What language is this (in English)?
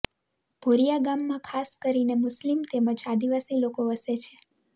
Gujarati